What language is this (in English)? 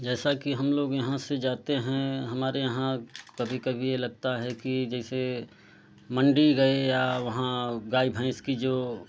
Hindi